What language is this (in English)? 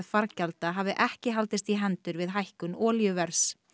Icelandic